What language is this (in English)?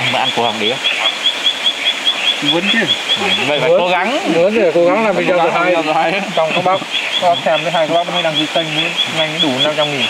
Vietnamese